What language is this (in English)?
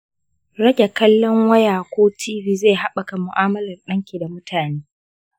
Hausa